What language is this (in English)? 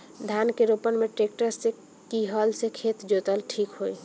Bhojpuri